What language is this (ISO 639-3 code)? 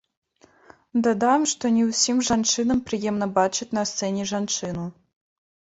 bel